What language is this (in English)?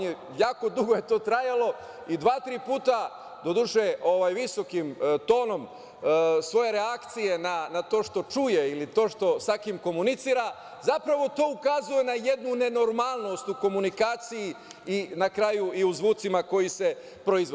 Serbian